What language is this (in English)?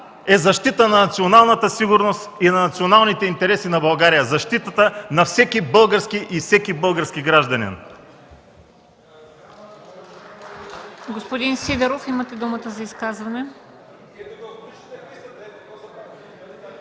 Bulgarian